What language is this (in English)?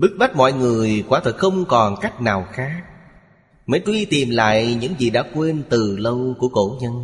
Vietnamese